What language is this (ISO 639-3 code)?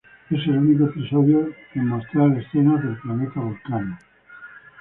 spa